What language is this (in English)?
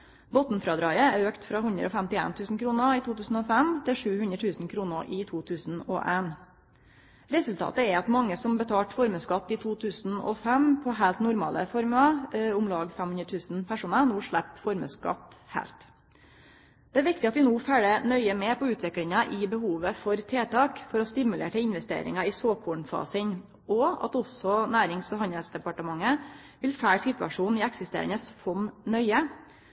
Norwegian Nynorsk